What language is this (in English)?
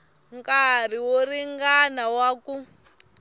Tsonga